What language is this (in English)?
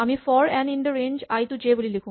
Assamese